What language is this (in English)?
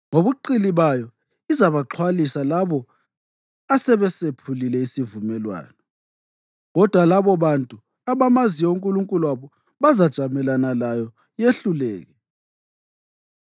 North Ndebele